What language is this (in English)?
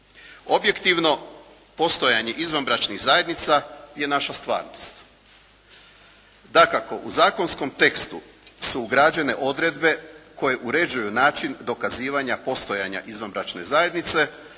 Croatian